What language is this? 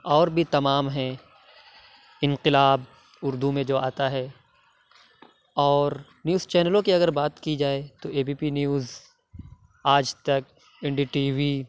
Urdu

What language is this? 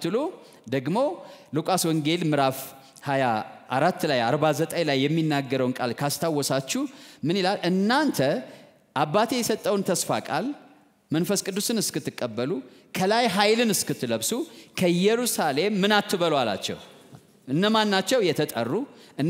Arabic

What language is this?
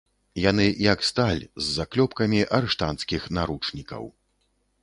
Belarusian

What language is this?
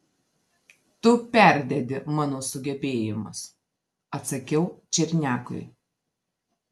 Lithuanian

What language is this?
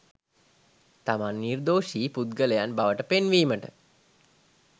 Sinhala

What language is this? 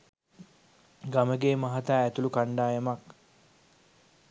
Sinhala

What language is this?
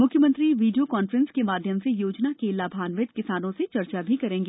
Hindi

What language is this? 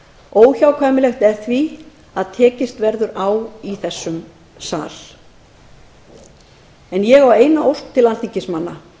Icelandic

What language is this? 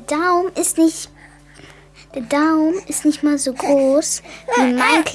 German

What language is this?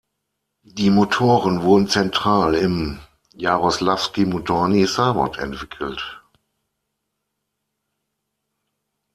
German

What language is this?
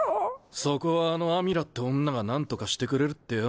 Japanese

